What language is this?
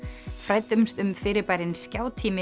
Icelandic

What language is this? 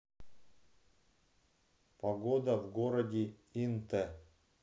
Russian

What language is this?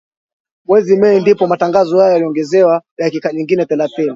Swahili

